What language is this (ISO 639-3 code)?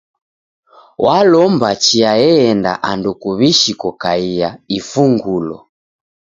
dav